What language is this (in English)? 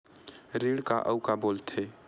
Chhattisgarhi